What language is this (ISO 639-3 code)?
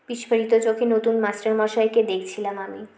ben